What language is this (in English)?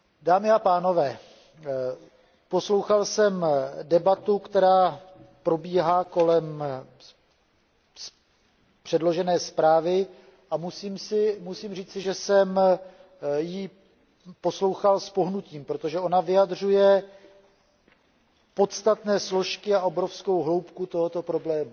Czech